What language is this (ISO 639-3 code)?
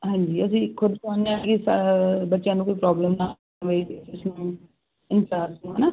pan